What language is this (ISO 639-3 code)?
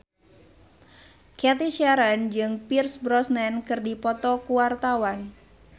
sun